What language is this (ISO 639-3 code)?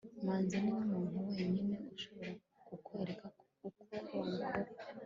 kin